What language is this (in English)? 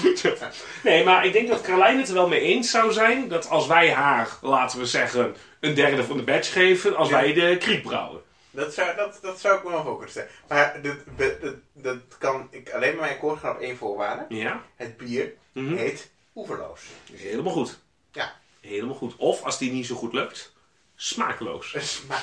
Dutch